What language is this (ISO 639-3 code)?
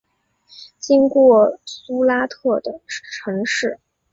zho